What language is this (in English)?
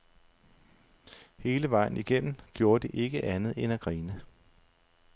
Danish